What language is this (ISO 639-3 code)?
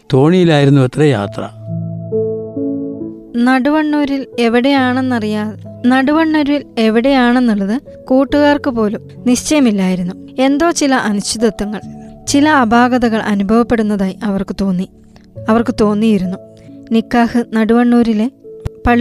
mal